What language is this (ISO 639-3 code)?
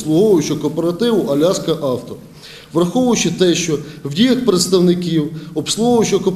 ukr